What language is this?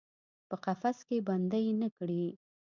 Pashto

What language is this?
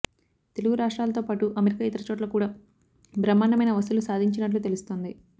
Telugu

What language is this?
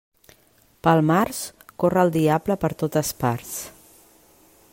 Catalan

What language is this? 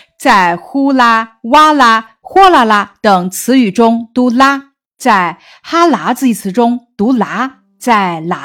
Chinese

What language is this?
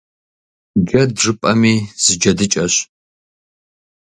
Kabardian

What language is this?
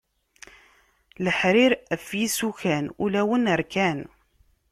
Kabyle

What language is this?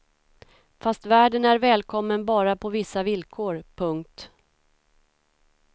Swedish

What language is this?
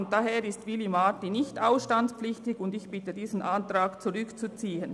Swiss German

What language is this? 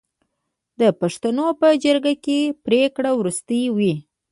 Pashto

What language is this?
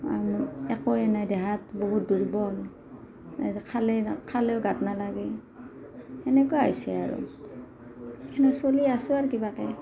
Assamese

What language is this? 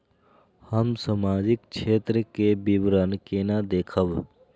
Maithili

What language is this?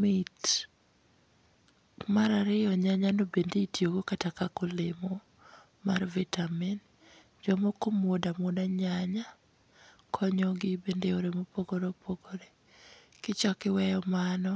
Luo (Kenya and Tanzania)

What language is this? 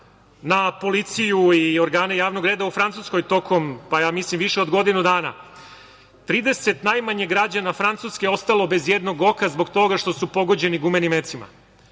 Serbian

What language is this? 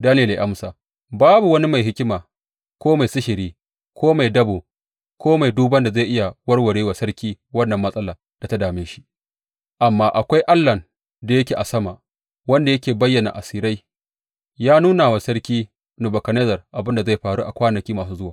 Hausa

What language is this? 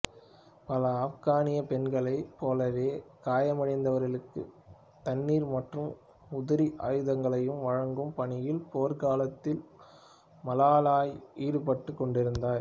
Tamil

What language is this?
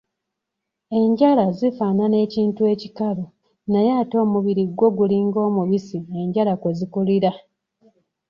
Ganda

